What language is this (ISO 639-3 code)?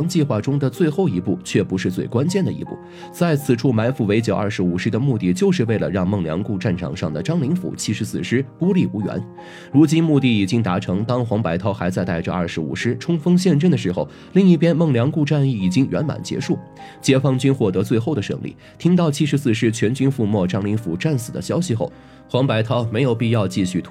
zho